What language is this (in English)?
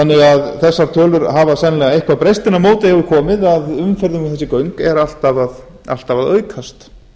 Icelandic